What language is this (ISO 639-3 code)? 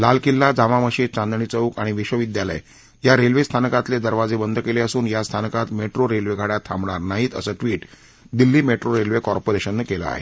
mar